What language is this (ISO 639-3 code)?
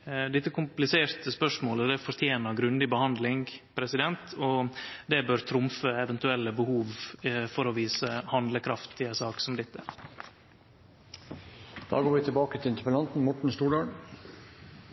nno